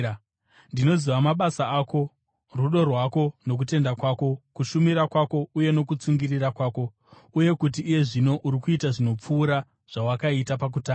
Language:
Shona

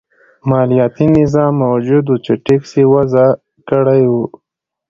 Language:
Pashto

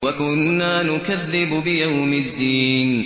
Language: Arabic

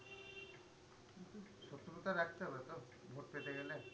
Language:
Bangla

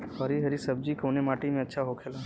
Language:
Bhojpuri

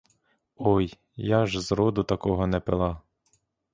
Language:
Ukrainian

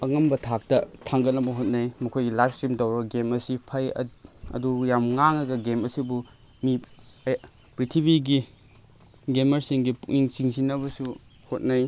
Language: Manipuri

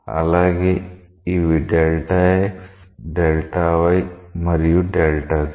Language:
Telugu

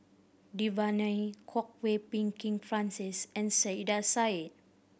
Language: English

